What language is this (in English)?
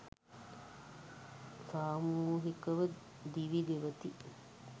Sinhala